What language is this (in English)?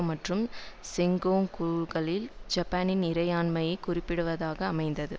Tamil